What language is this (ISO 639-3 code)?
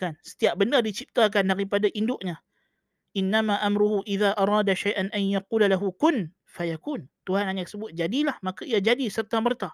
msa